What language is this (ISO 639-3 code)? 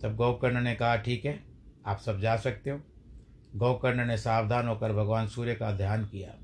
hin